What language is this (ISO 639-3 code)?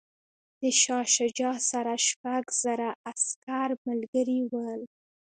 pus